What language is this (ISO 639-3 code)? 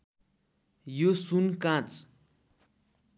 nep